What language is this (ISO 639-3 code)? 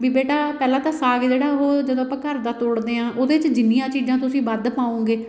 pan